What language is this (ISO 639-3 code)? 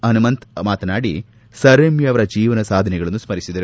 kan